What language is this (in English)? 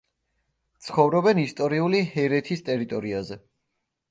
Georgian